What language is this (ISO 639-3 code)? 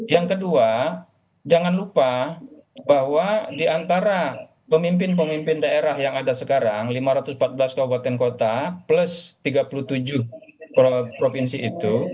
ind